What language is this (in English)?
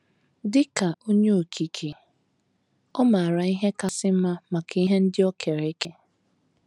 Igbo